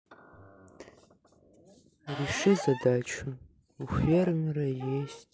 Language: Russian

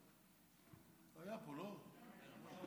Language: Hebrew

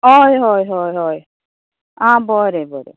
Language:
Konkani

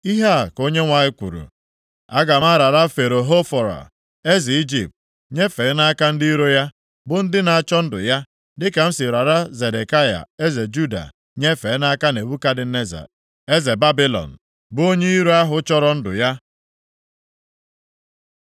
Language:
Igbo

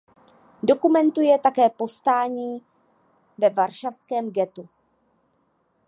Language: Czech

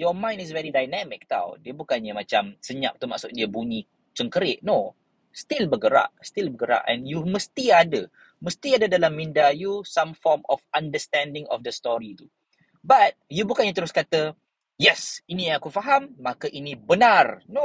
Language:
Malay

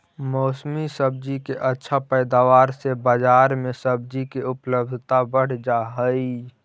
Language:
Magahi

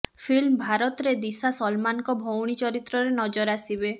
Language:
Odia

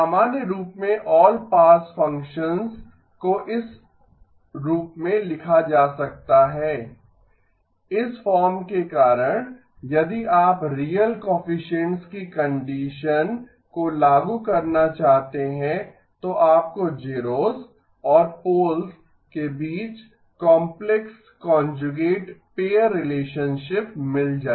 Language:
Hindi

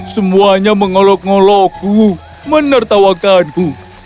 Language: Indonesian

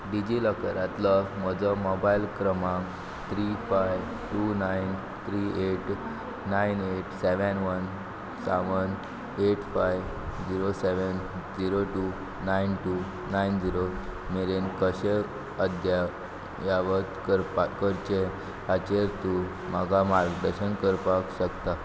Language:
Konkani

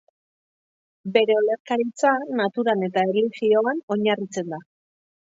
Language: Basque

